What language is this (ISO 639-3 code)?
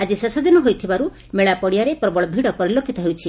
ori